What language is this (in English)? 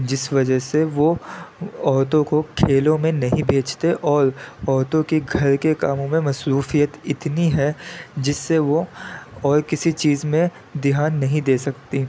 Urdu